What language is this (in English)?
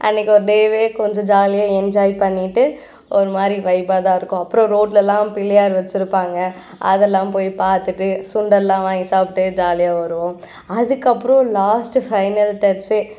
Tamil